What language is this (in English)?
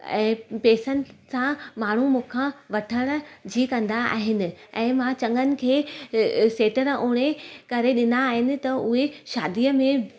Sindhi